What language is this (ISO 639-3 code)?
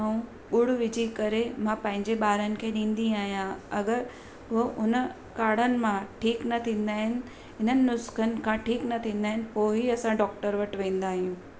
snd